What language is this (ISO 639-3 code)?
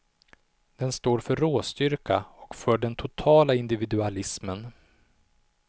swe